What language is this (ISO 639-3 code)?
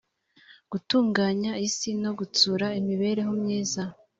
kin